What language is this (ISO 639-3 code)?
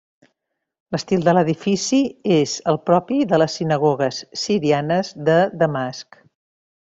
cat